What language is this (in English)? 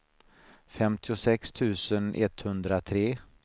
Swedish